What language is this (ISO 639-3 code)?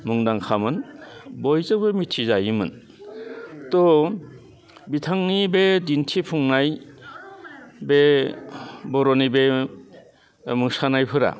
brx